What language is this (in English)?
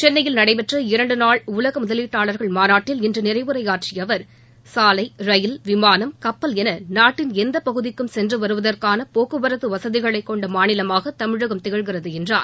Tamil